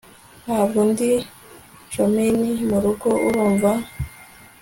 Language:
Kinyarwanda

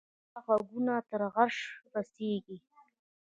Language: Pashto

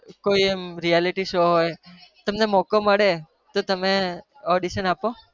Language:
Gujarati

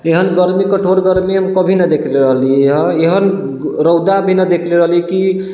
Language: Maithili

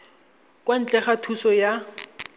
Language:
Tswana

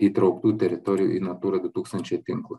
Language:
Lithuanian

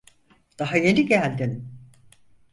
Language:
Turkish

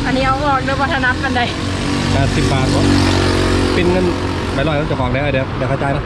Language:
Thai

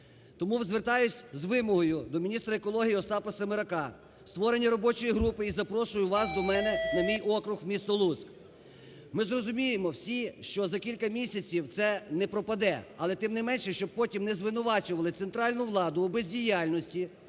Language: Ukrainian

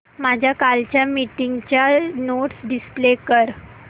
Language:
Marathi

